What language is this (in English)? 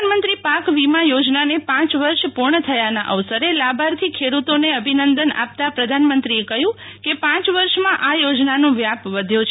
Gujarati